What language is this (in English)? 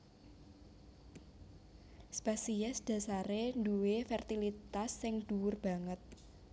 Javanese